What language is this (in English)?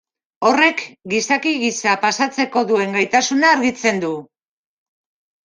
Basque